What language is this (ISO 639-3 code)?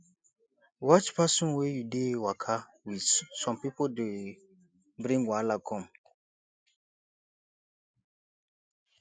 pcm